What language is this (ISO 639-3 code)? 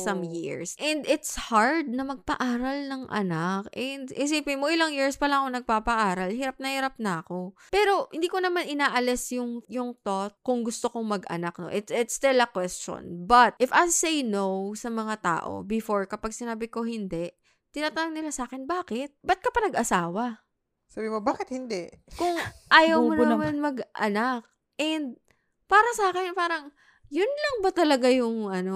fil